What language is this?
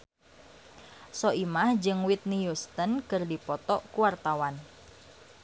Sundanese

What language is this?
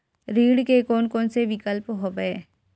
Chhattisgarhi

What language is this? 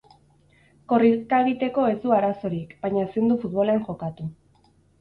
Basque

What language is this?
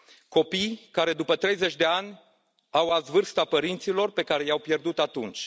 Romanian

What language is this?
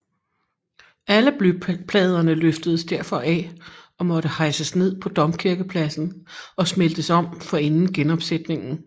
Danish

